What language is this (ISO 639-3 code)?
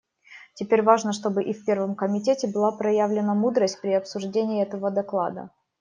rus